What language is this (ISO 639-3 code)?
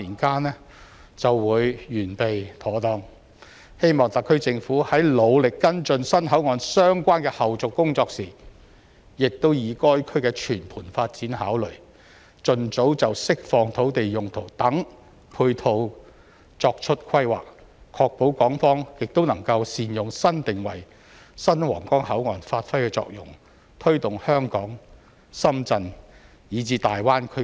yue